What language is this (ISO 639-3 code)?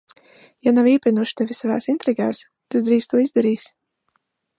lav